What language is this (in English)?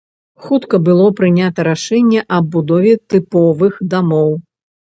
Belarusian